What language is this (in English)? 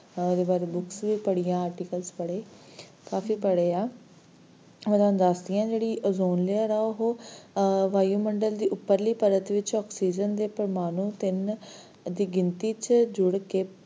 Punjabi